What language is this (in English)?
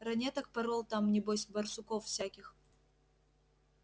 Russian